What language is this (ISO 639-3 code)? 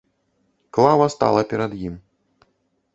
bel